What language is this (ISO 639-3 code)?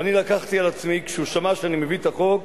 heb